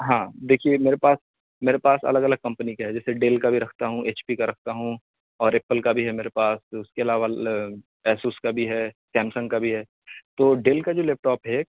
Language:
Urdu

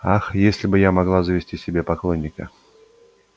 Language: Russian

